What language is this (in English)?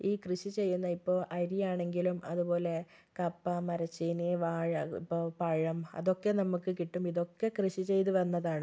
Malayalam